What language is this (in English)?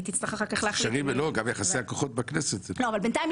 Hebrew